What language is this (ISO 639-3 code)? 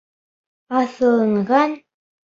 bak